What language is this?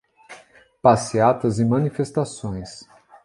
Portuguese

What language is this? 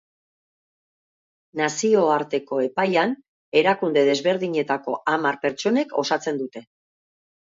Basque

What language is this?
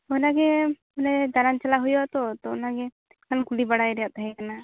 Santali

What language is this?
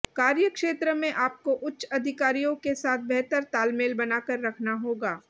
Hindi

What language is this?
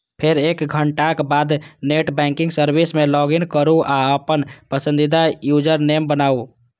Maithili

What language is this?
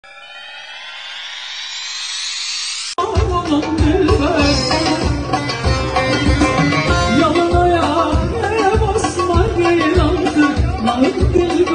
Arabic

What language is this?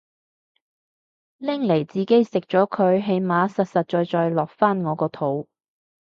Cantonese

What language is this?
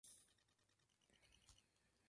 Czech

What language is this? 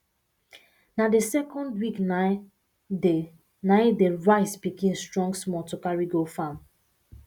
Nigerian Pidgin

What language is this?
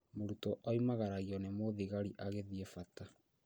Kikuyu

